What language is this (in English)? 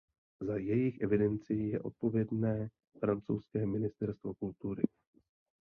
Czech